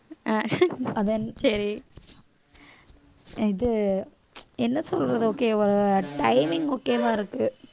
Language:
Tamil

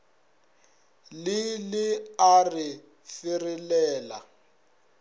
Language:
Northern Sotho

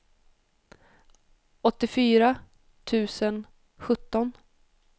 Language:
Swedish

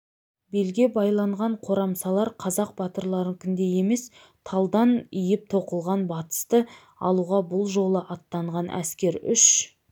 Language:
Kazakh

